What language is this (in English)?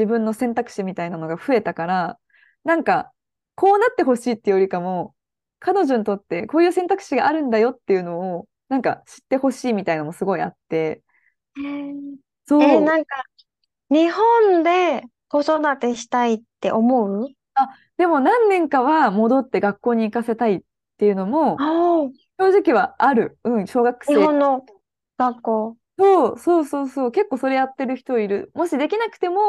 Japanese